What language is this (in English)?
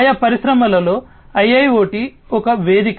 Telugu